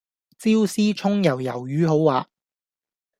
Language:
Cantonese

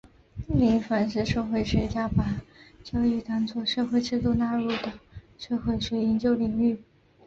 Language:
Chinese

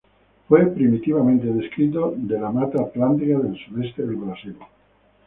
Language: Spanish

